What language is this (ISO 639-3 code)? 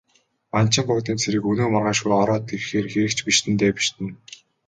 mon